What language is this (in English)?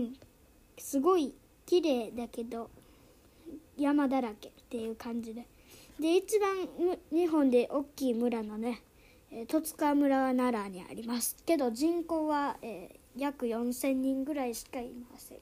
Japanese